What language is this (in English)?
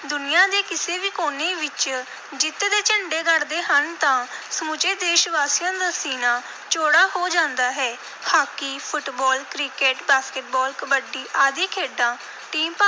Punjabi